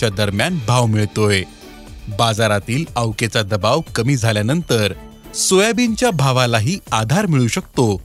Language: Marathi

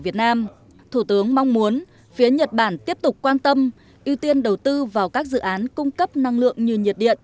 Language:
Vietnamese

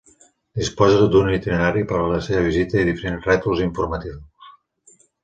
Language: Catalan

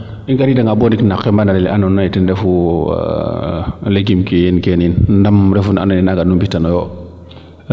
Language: Serer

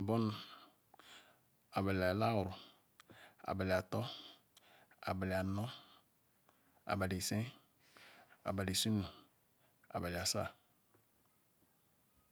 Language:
Ikwere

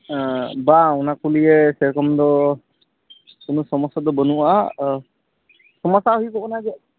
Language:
Santali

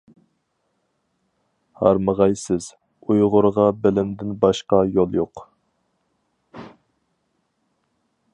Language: Uyghur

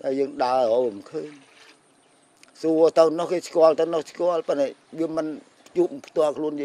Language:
Vietnamese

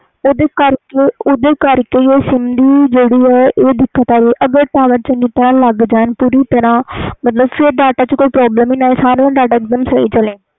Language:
Punjabi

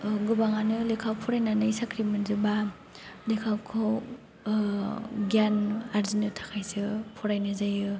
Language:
Bodo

